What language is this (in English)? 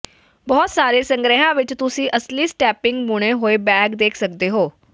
Punjabi